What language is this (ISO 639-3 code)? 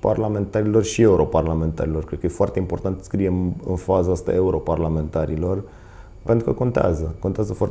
ron